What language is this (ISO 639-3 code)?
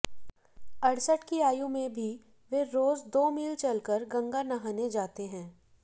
hin